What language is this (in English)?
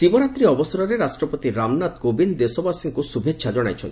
Odia